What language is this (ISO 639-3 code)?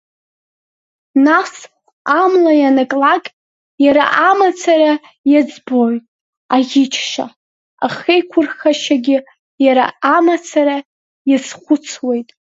abk